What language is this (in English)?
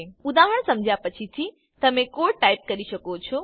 Gujarati